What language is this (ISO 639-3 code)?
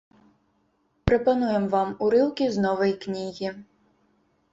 bel